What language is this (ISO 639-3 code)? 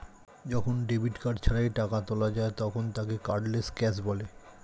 ben